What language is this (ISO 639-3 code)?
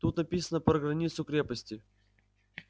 rus